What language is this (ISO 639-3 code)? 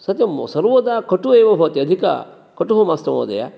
san